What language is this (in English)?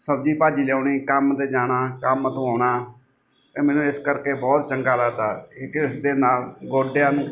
Punjabi